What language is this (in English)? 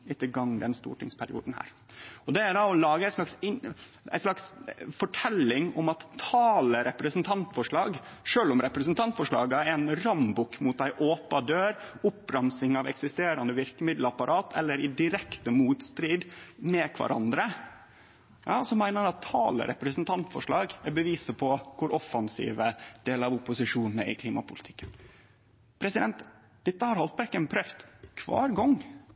Norwegian Nynorsk